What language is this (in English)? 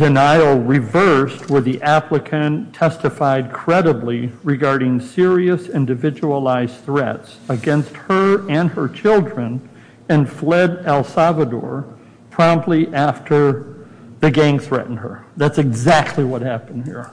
English